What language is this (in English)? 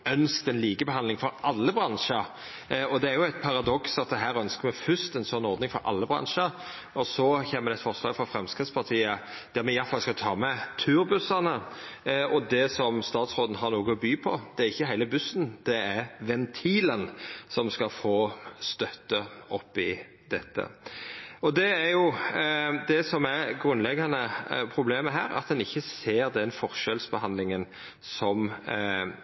Norwegian Nynorsk